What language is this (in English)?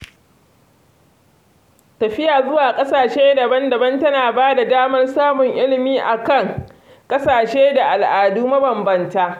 Hausa